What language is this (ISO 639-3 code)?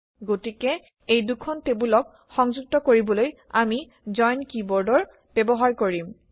asm